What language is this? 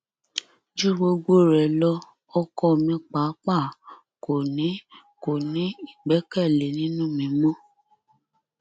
Yoruba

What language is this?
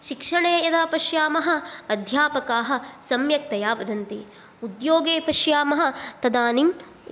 Sanskrit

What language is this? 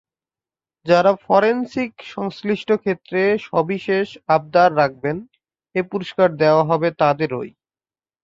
Bangla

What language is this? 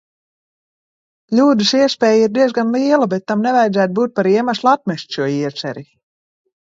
Latvian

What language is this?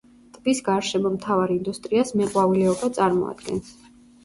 Georgian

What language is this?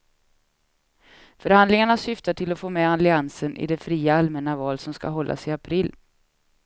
Swedish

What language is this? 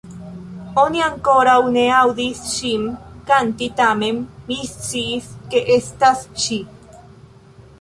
Esperanto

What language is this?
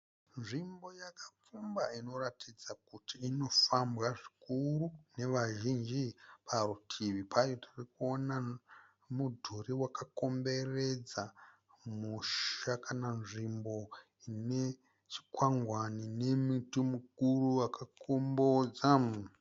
Shona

